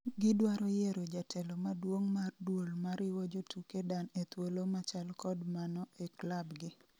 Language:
Luo (Kenya and Tanzania)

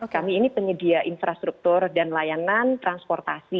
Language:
Indonesian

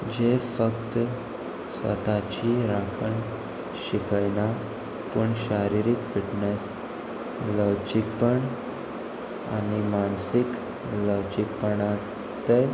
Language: Konkani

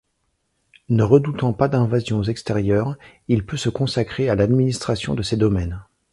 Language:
French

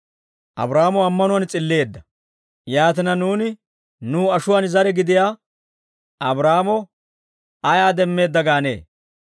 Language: Dawro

